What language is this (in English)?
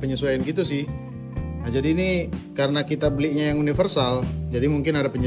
Indonesian